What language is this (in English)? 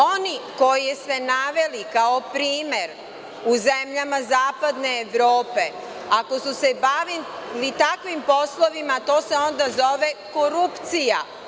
Serbian